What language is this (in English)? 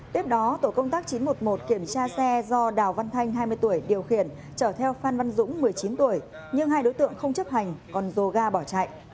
Vietnamese